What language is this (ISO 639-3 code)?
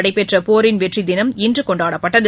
tam